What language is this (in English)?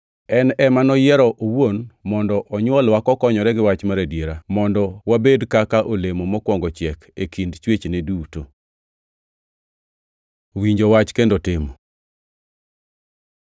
Luo (Kenya and Tanzania)